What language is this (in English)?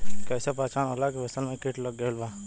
Bhojpuri